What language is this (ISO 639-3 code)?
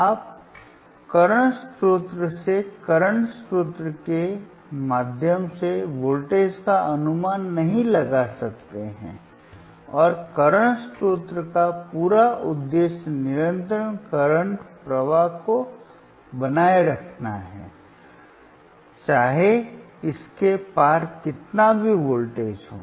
hin